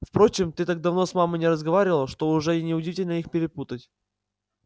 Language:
Russian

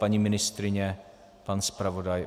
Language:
Czech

